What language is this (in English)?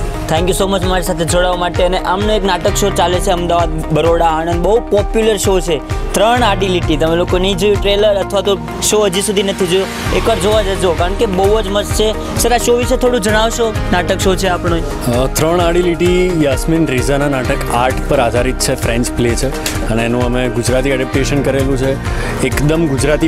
Gujarati